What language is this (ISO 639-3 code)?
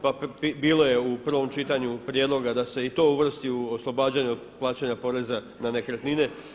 hrv